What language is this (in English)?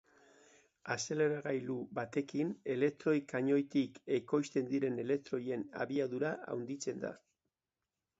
Basque